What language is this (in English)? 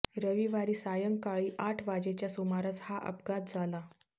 Marathi